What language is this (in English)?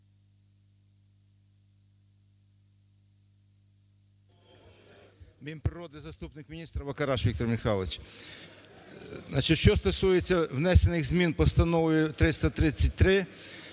Ukrainian